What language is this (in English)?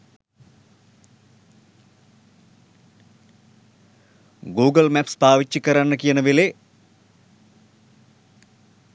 Sinhala